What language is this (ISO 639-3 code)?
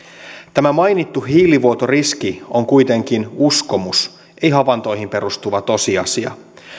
fin